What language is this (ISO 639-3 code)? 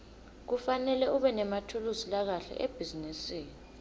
ssw